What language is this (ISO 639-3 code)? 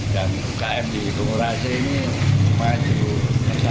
ind